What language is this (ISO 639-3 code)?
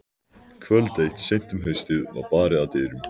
isl